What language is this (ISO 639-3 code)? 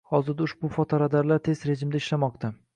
uzb